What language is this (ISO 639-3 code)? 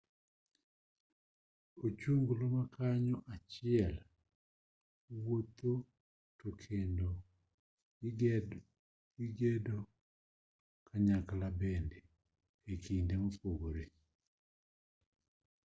luo